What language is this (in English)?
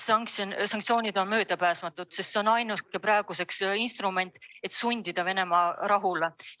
Estonian